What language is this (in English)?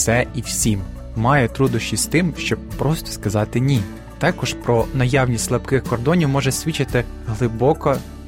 Ukrainian